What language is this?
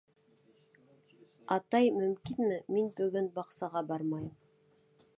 Bashkir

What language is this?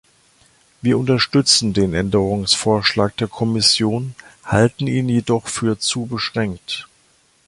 German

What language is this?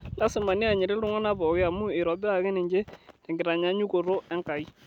Masai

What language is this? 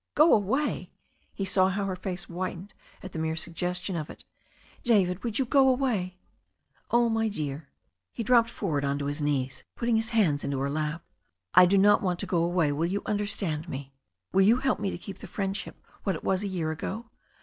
English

